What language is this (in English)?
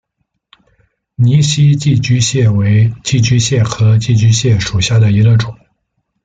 Chinese